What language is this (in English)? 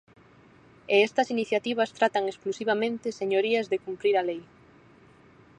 Galician